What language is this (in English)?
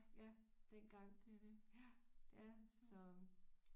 Danish